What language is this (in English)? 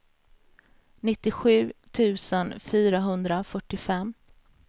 Swedish